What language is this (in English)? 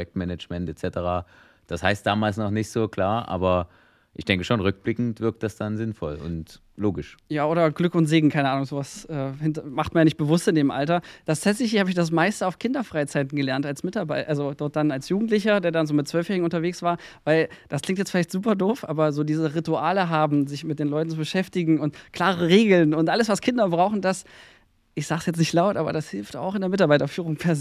German